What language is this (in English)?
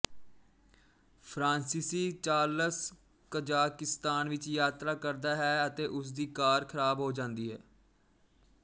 Punjabi